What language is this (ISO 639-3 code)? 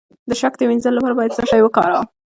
pus